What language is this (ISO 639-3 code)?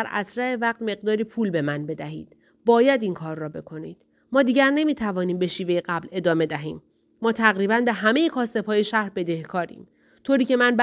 fas